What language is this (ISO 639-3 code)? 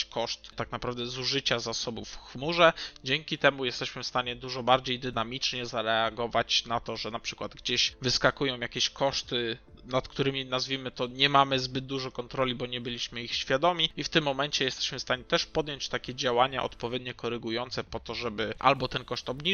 pol